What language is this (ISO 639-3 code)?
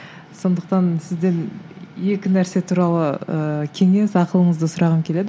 kaz